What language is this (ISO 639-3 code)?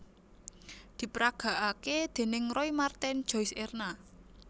jav